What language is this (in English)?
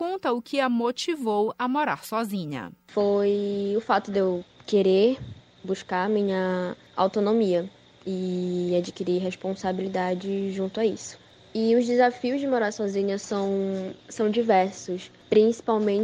Portuguese